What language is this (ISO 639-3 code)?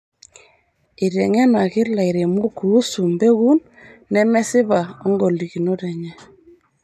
mas